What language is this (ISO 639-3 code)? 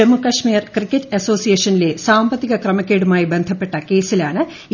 mal